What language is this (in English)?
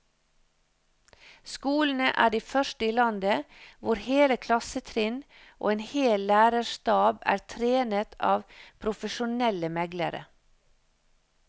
Norwegian